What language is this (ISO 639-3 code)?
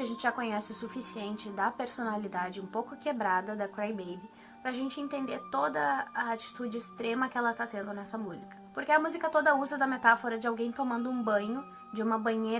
por